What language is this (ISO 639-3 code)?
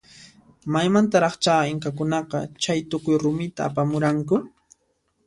qxp